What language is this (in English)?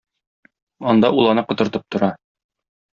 Tatar